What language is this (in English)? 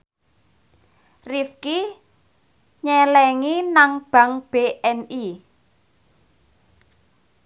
Javanese